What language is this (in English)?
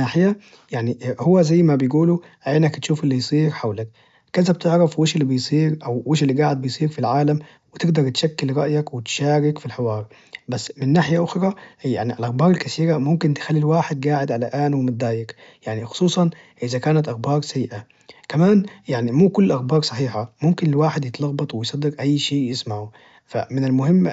Najdi Arabic